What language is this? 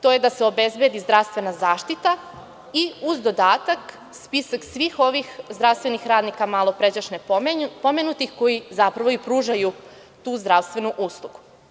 Serbian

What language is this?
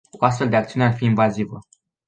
Romanian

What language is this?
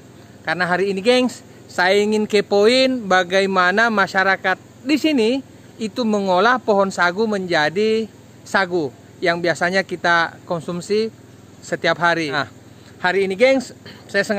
Indonesian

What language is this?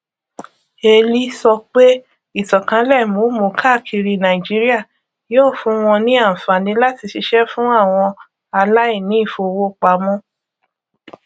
Yoruba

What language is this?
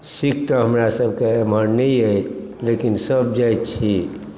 Maithili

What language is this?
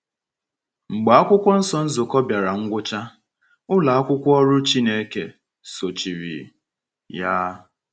Igbo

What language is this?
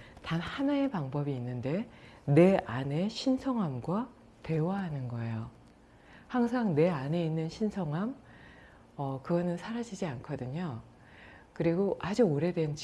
Korean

